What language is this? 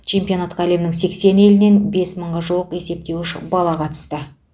Kazakh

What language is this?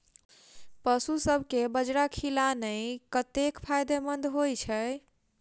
Maithili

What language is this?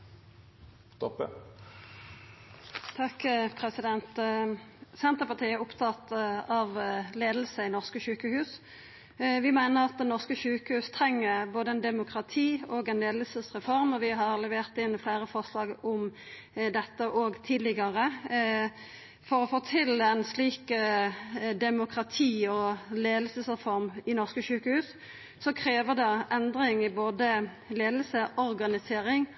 Norwegian Nynorsk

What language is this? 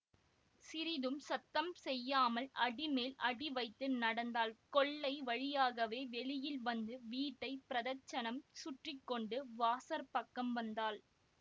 Tamil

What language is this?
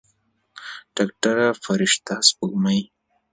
Pashto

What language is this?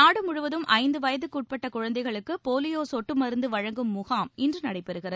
Tamil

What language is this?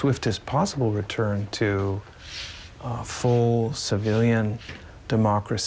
Thai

